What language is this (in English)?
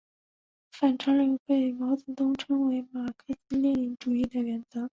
Chinese